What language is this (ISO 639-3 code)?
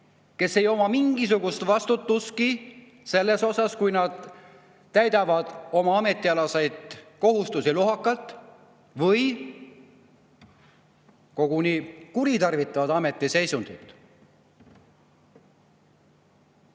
est